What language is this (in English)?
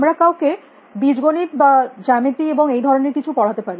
Bangla